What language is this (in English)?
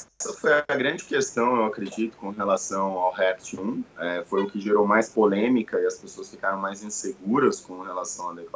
Portuguese